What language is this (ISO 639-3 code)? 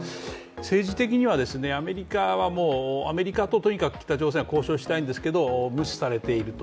jpn